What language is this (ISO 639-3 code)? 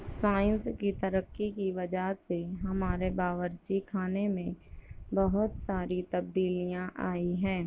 urd